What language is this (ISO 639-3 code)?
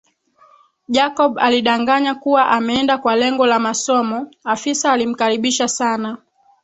swa